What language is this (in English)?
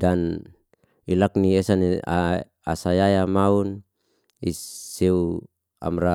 Liana-Seti